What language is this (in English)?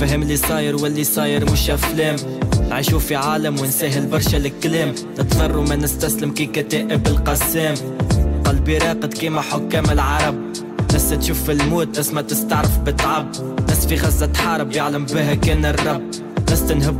Arabic